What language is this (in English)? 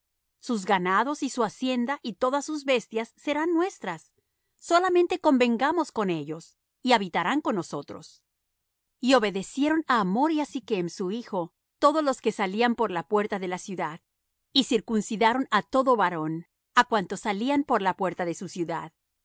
Spanish